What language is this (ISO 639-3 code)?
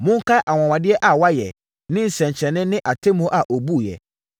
aka